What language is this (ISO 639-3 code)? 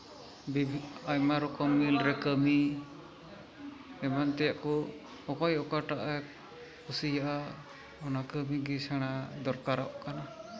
sat